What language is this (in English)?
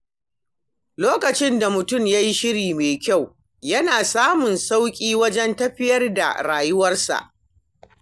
Hausa